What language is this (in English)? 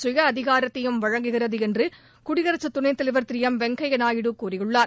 Tamil